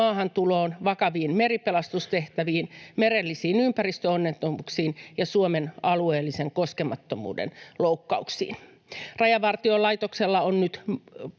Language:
Finnish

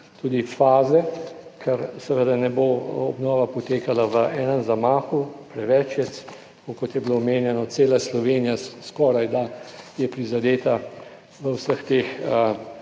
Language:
Slovenian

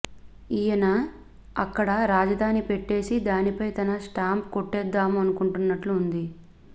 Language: Telugu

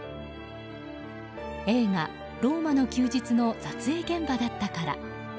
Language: Japanese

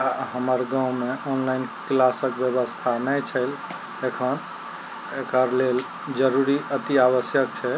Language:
Maithili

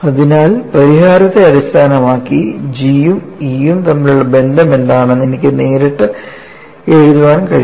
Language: Malayalam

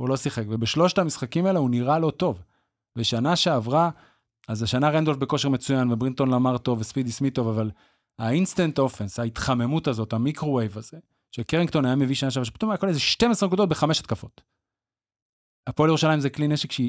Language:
Hebrew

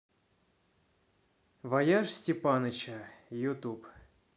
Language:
Russian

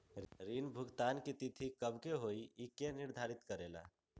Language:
Magahi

